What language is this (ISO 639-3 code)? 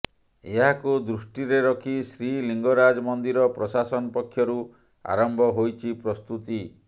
ori